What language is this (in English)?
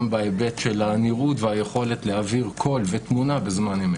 Hebrew